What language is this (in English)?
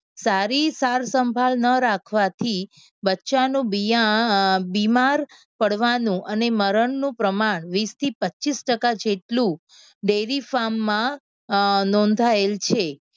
Gujarati